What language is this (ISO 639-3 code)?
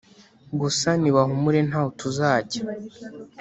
kin